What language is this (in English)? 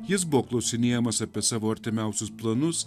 Lithuanian